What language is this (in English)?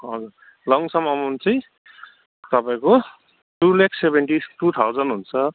Nepali